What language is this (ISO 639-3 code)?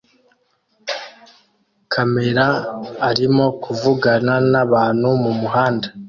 kin